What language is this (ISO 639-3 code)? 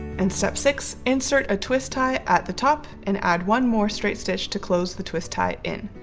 eng